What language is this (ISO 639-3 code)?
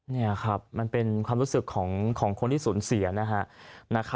tha